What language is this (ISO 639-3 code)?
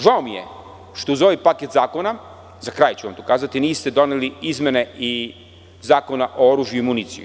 srp